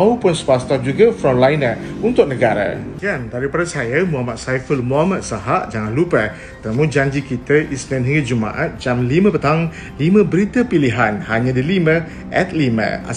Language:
Malay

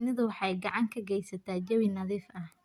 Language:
Somali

